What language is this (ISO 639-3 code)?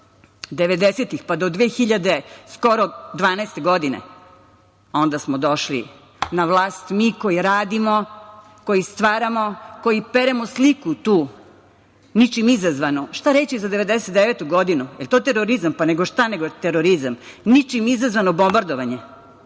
srp